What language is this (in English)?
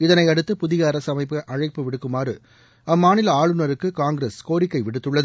Tamil